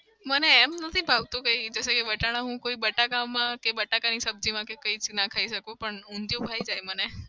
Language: Gujarati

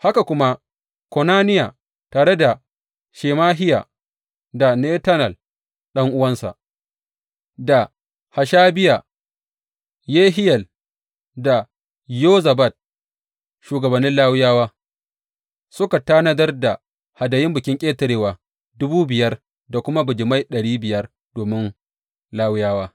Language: Hausa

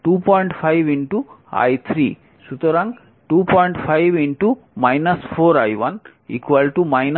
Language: Bangla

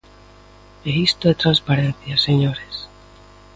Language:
Galician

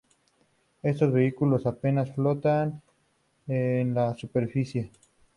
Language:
Spanish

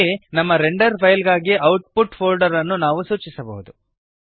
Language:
Kannada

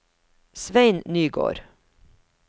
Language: Norwegian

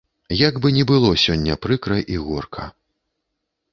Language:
Belarusian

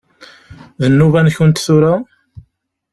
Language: Kabyle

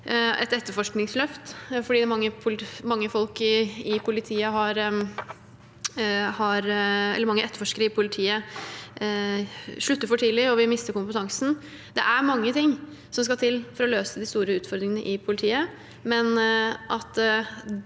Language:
Norwegian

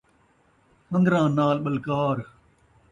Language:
Saraiki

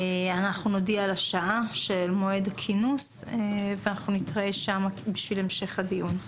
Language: Hebrew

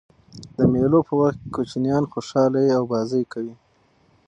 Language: Pashto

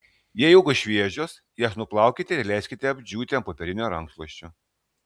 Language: Lithuanian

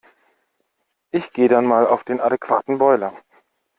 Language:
German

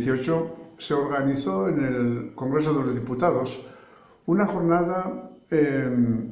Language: Spanish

